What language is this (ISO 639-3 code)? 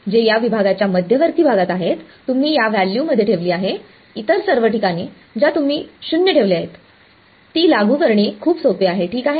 mar